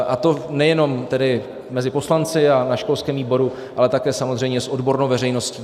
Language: Czech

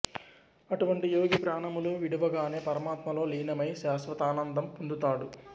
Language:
Telugu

